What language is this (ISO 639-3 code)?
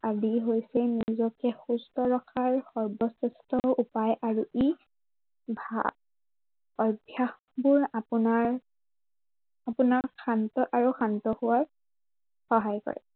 asm